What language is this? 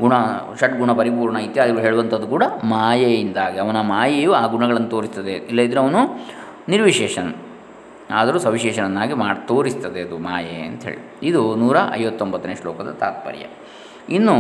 Kannada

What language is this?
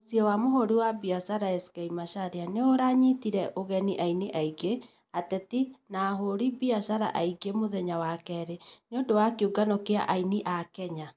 Kikuyu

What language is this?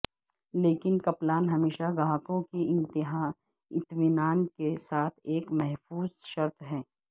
Urdu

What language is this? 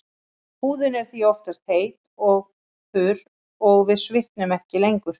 Icelandic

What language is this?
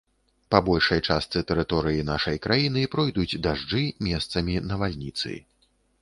Belarusian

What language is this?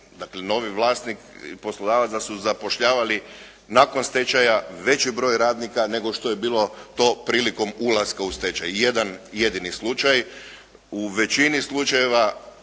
Croatian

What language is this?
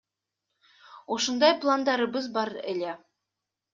Kyrgyz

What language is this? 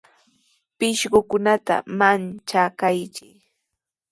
Sihuas Ancash Quechua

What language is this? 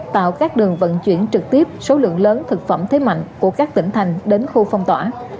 Vietnamese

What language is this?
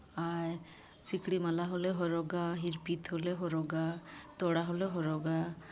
Santali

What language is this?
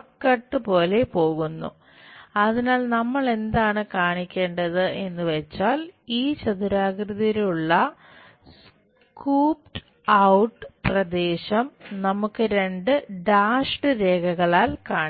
Malayalam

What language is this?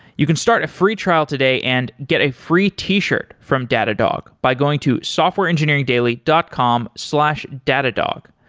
English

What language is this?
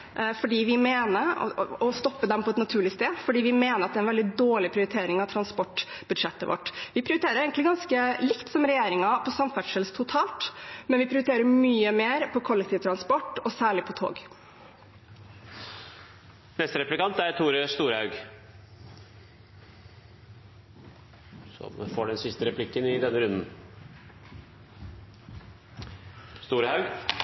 Norwegian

